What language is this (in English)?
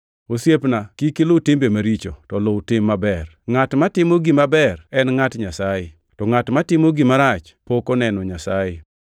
Luo (Kenya and Tanzania)